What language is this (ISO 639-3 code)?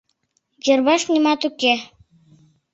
chm